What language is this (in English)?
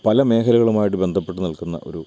Malayalam